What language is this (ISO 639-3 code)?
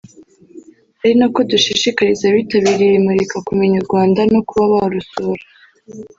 kin